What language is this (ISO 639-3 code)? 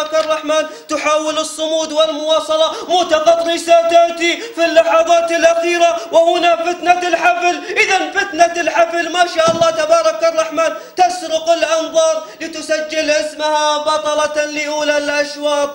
ara